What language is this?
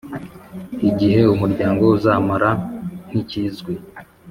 Kinyarwanda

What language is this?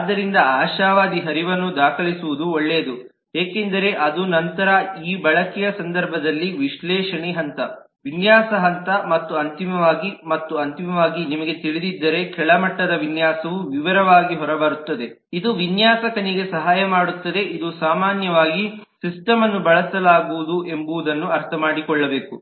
Kannada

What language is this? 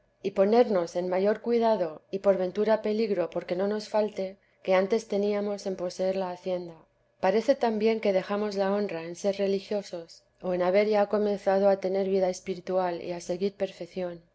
Spanish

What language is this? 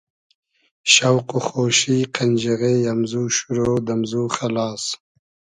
Hazaragi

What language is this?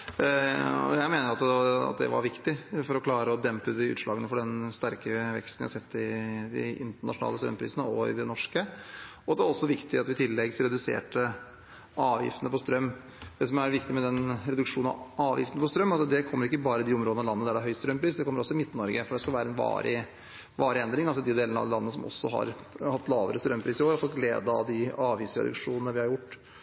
Norwegian Bokmål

